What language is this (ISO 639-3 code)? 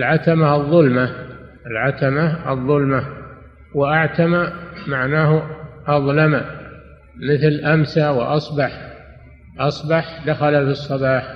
ara